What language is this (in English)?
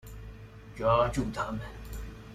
Chinese